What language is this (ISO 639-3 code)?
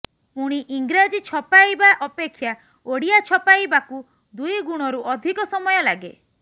ori